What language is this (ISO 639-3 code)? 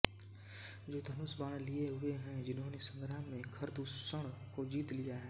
hin